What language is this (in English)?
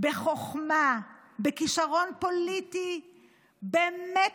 Hebrew